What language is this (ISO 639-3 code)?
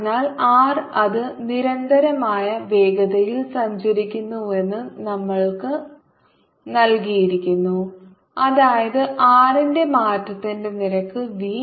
mal